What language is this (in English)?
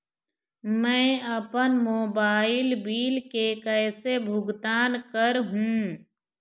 Chhattisgarhi